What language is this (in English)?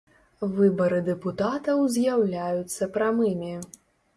Belarusian